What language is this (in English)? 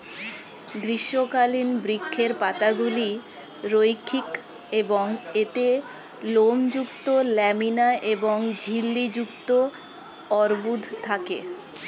Bangla